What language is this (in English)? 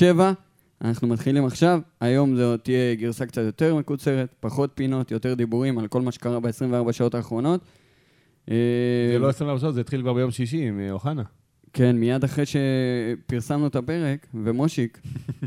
Hebrew